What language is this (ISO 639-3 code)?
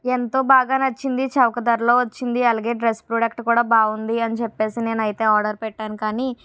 tel